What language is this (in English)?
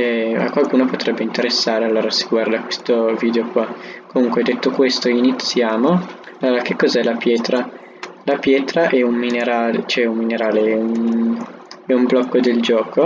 Italian